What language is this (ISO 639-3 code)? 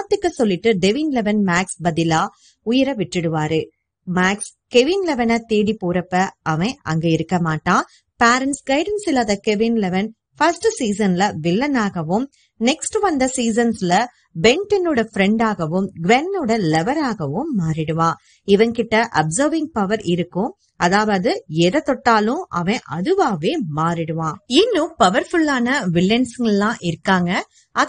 tam